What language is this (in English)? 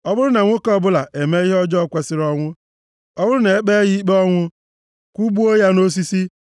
Igbo